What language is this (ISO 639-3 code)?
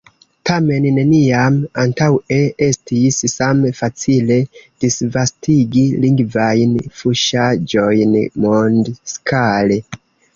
epo